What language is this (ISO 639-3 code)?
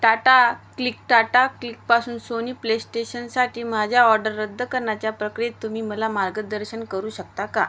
mar